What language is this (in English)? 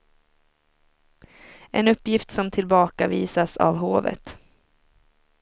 Swedish